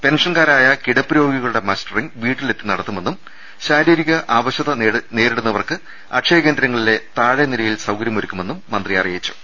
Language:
Malayalam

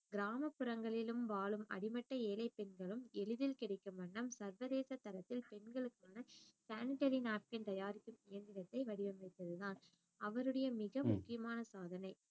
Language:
Tamil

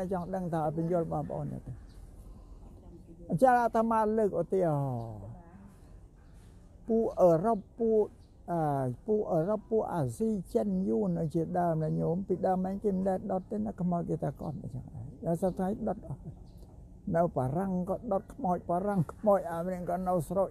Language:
Thai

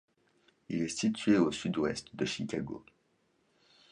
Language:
French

